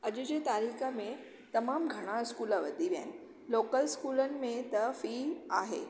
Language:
Sindhi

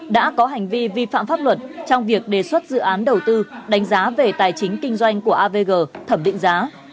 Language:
Vietnamese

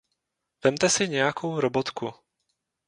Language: Czech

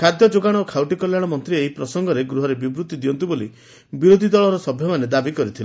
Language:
Odia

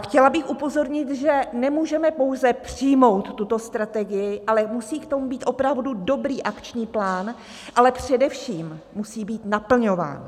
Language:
Czech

